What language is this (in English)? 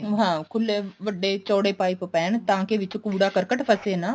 Punjabi